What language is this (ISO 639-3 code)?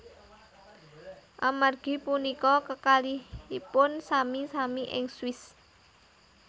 jav